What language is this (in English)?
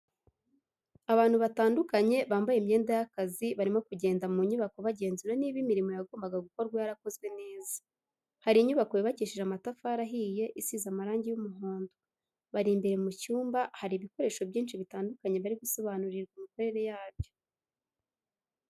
Kinyarwanda